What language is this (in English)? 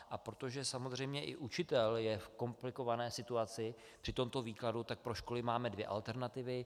Czech